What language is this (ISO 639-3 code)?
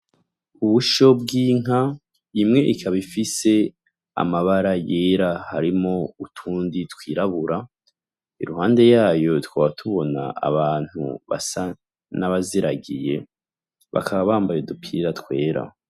run